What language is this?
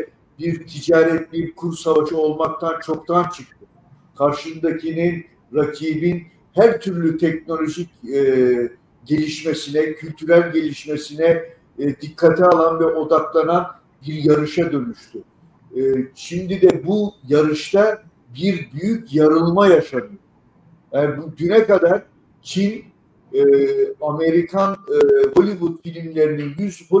Turkish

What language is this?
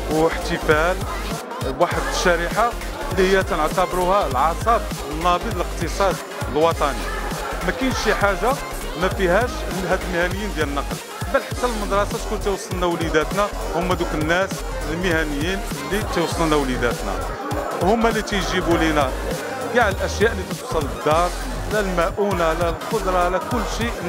Arabic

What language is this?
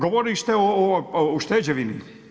Croatian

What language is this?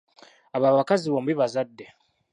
Ganda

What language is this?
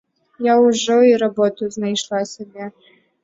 Belarusian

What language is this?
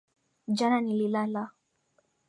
Swahili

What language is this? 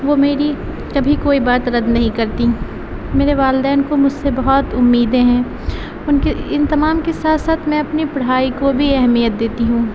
Urdu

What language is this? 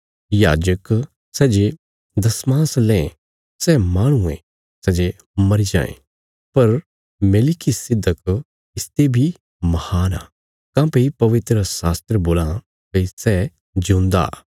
Bilaspuri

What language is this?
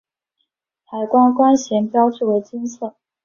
Chinese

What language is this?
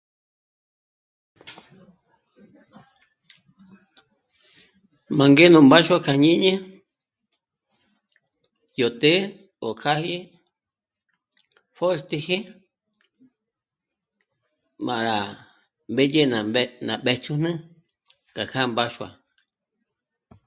Michoacán Mazahua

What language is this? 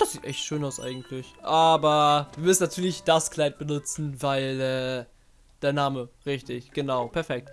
German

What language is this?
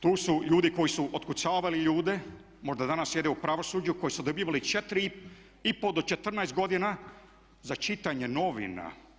Croatian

